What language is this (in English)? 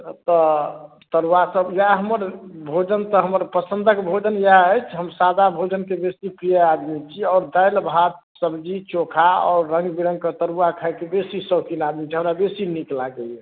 Maithili